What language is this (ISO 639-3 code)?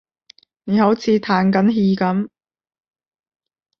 yue